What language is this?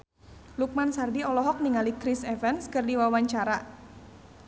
Sundanese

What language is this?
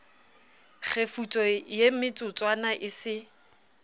Southern Sotho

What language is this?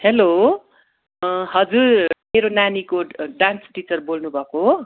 Nepali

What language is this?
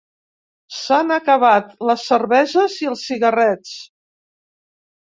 Catalan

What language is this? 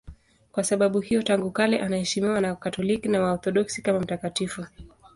Swahili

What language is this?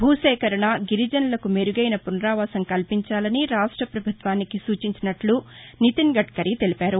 Telugu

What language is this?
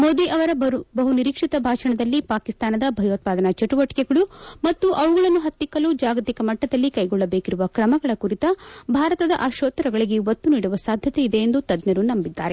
Kannada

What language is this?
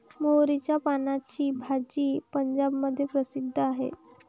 Marathi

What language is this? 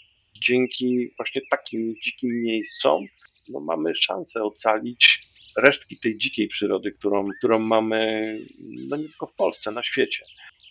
Polish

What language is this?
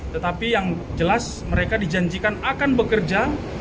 Indonesian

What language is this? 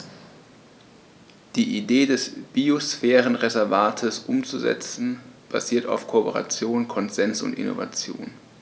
German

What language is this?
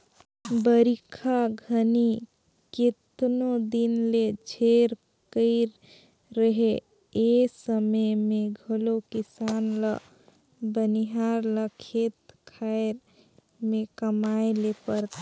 Chhattisgarhi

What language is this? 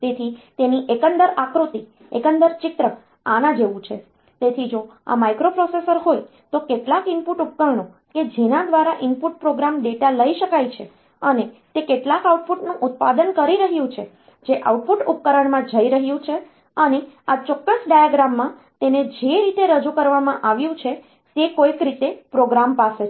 Gujarati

